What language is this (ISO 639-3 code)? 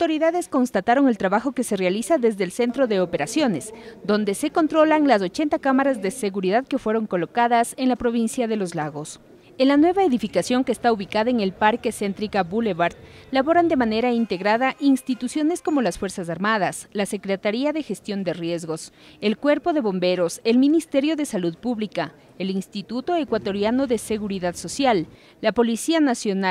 spa